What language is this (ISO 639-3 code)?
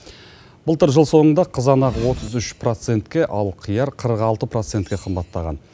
kaz